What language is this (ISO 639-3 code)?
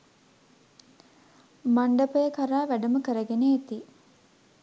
sin